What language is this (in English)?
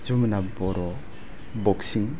Bodo